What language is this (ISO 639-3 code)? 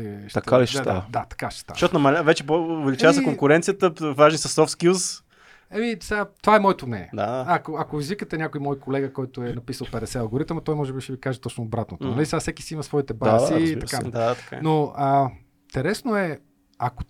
bul